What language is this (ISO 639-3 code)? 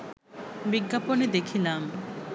ben